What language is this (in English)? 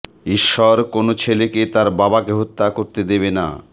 Bangla